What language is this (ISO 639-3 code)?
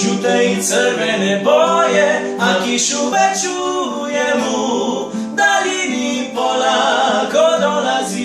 ron